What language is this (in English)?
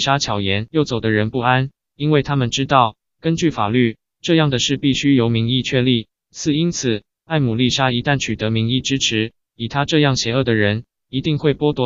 Chinese